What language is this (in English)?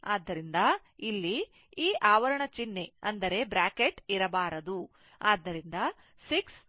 Kannada